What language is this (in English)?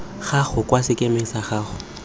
Tswana